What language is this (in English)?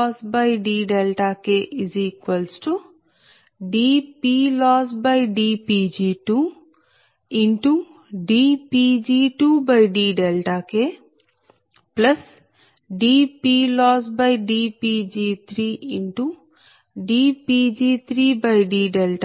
Telugu